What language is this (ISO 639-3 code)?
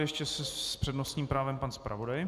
ces